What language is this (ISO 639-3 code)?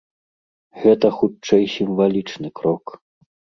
bel